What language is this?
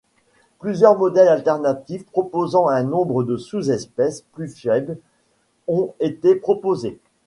French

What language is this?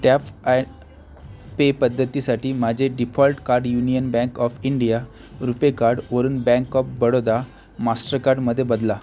Marathi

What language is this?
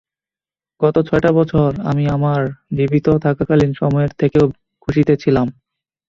Bangla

